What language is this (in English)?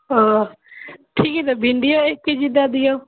Maithili